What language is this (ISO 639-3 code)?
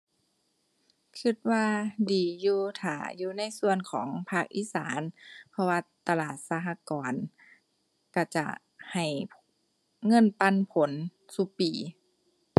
tha